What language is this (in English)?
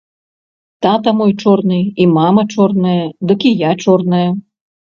Belarusian